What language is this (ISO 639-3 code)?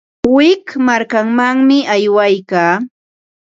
qva